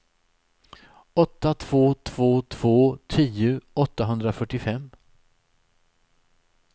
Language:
Swedish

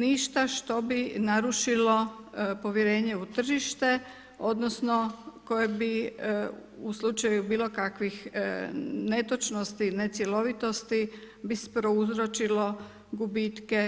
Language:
Croatian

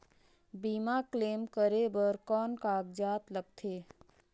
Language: Chhattisgarhi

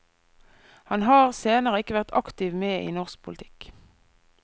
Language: Norwegian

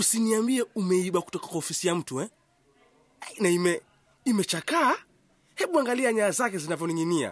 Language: Swahili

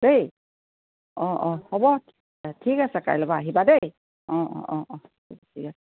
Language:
Assamese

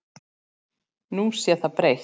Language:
Icelandic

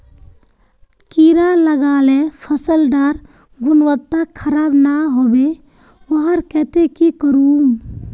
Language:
Magahi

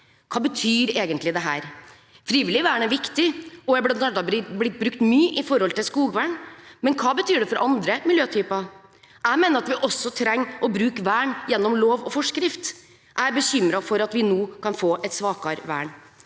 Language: Norwegian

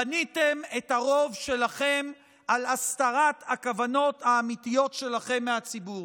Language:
Hebrew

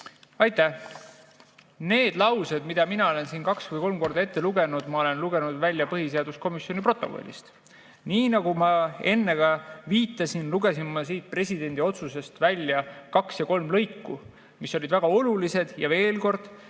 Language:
Estonian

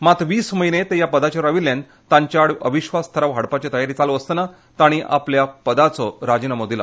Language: Konkani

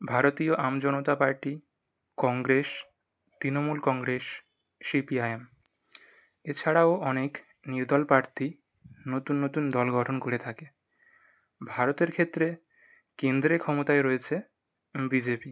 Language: Bangla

